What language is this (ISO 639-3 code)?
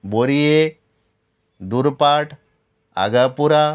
kok